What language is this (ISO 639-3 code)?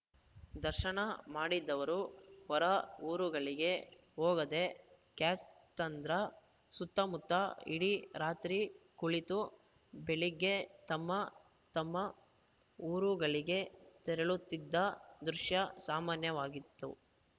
kan